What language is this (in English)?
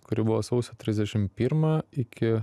Lithuanian